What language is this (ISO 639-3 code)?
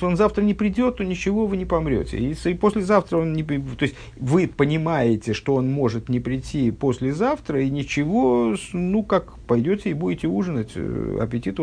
rus